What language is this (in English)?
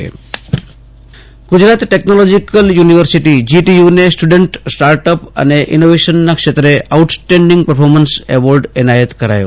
Gujarati